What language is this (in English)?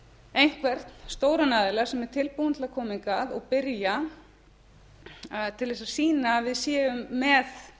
Icelandic